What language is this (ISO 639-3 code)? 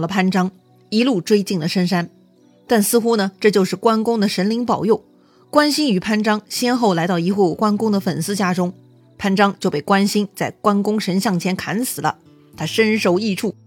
zho